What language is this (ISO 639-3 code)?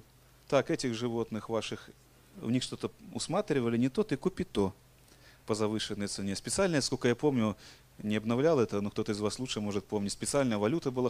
rus